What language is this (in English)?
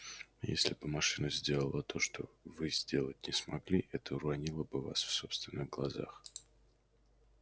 Russian